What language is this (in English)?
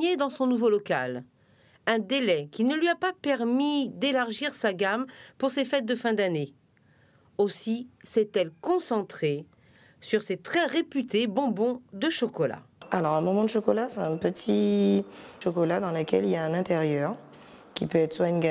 French